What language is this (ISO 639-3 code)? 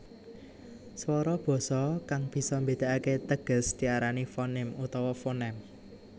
jav